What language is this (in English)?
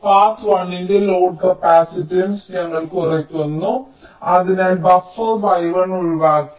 Malayalam